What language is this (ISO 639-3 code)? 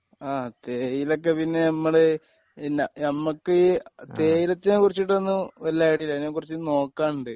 mal